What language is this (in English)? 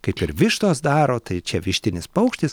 Lithuanian